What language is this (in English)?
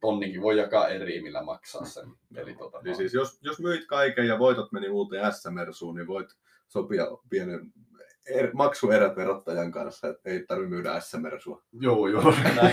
Finnish